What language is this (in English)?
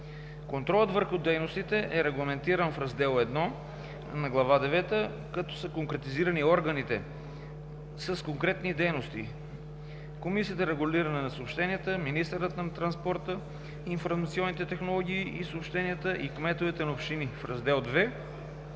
Bulgarian